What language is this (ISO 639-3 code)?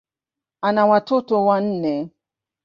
swa